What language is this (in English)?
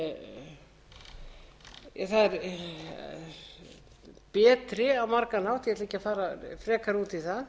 Icelandic